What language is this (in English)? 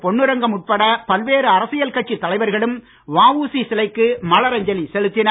Tamil